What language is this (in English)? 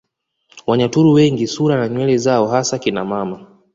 Swahili